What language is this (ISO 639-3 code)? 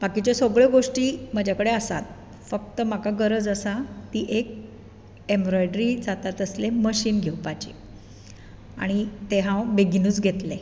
kok